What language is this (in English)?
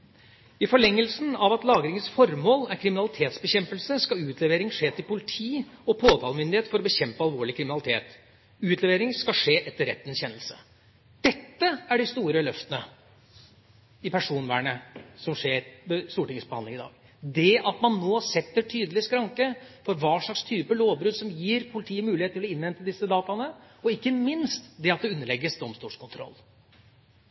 Norwegian Bokmål